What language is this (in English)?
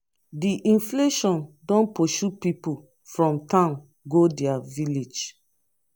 Nigerian Pidgin